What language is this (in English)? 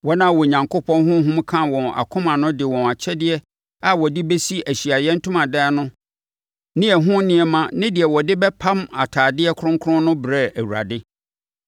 Akan